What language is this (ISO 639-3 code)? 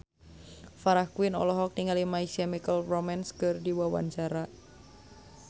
sun